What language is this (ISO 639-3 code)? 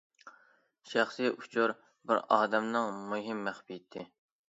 uig